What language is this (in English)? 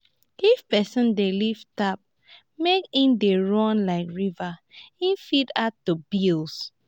Nigerian Pidgin